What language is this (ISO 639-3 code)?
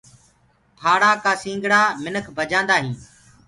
ggg